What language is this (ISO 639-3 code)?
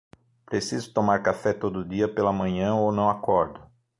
por